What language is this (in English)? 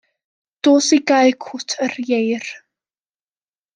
Welsh